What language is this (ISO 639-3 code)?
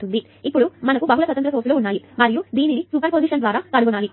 tel